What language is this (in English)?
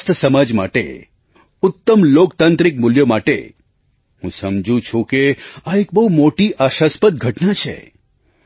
Gujarati